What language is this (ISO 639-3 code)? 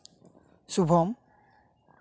sat